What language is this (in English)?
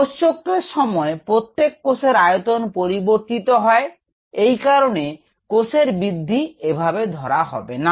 Bangla